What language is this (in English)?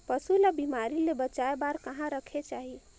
Chhattisgarhi